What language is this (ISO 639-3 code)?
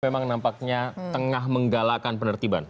ind